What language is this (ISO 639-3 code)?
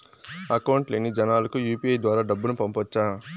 tel